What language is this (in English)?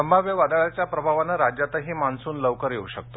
Marathi